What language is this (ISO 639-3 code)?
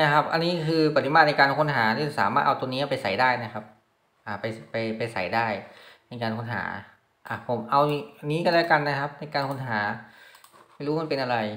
tha